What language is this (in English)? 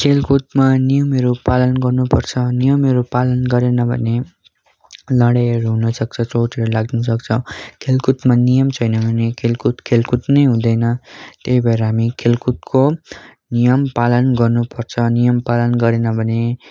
Nepali